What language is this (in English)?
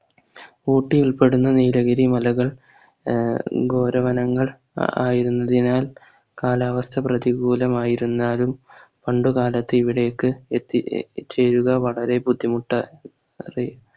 Malayalam